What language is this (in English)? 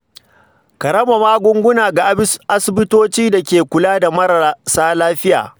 Hausa